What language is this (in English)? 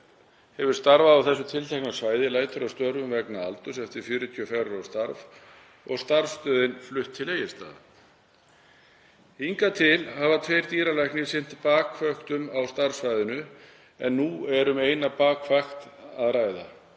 Icelandic